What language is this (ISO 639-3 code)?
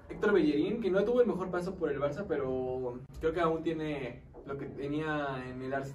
spa